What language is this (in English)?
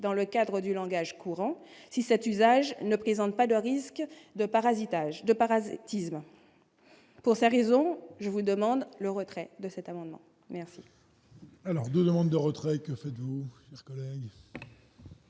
French